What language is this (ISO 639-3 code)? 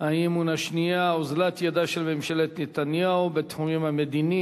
heb